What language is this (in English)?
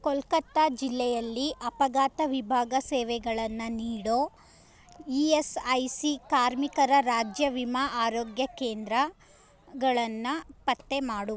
Kannada